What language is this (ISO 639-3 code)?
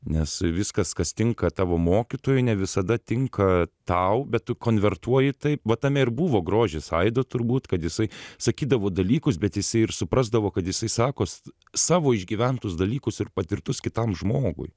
lit